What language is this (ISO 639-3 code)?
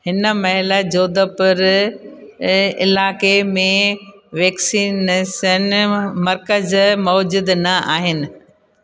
snd